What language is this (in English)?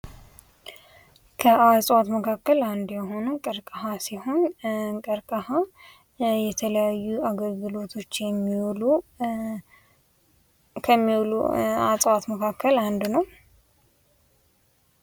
Amharic